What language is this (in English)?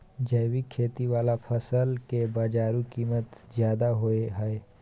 Maithili